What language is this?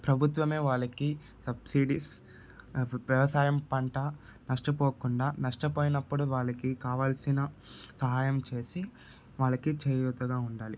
Telugu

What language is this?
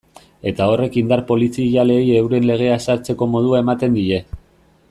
Basque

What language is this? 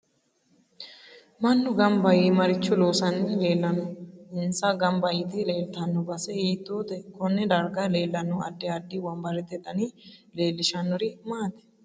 Sidamo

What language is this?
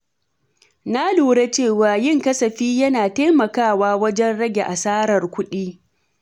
Hausa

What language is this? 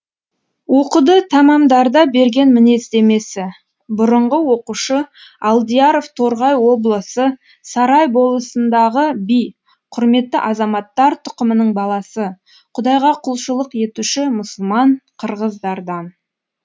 Kazakh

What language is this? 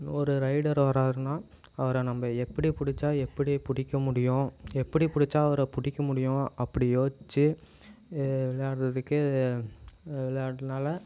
Tamil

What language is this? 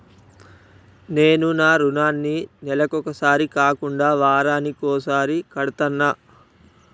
Telugu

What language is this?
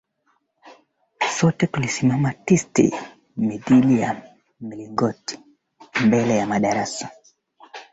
Swahili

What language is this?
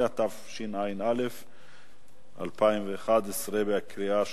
Hebrew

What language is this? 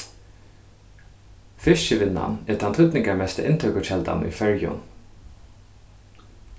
Faroese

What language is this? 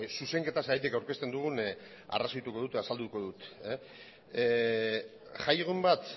Basque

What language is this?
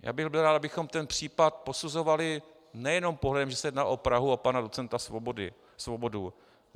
Czech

